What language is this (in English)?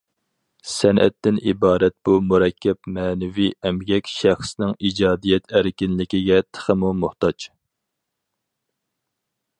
Uyghur